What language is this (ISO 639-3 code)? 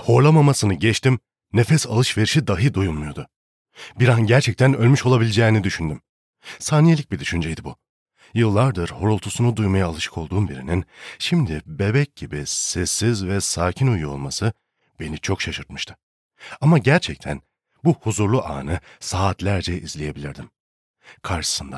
tur